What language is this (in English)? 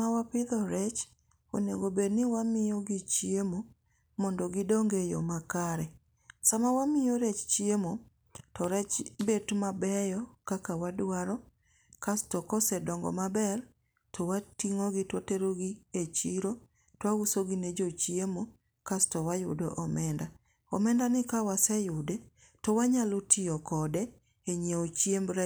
Luo (Kenya and Tanzania)